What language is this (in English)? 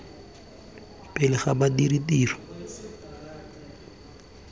Tswana